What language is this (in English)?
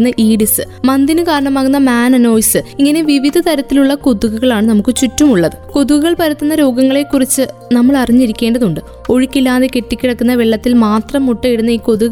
Malayalam